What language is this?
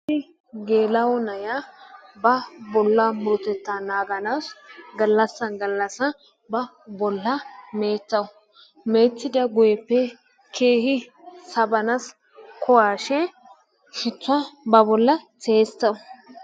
Wolaytta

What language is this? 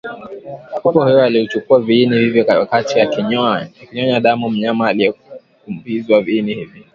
Swahili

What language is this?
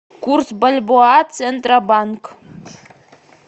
Russian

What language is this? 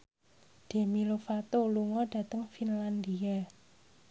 Javanese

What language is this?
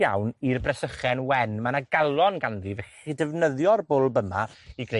Welsh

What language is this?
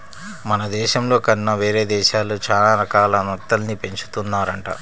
Telugu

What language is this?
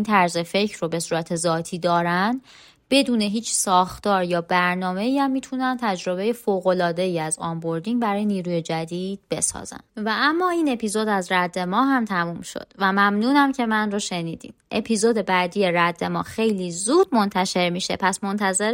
Persian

